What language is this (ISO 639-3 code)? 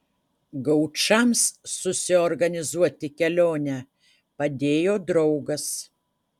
lit